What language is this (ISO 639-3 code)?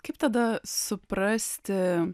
lit